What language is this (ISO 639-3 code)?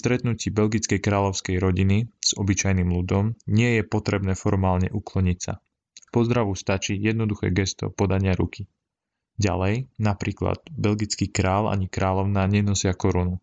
slk